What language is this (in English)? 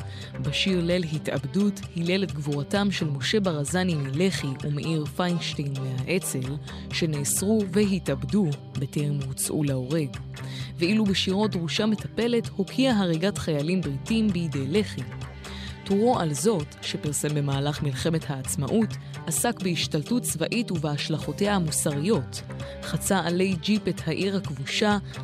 Hebrew